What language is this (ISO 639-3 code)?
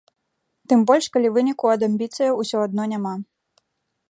bel